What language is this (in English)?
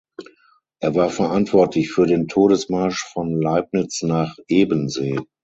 German